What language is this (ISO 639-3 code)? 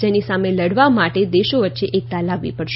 guj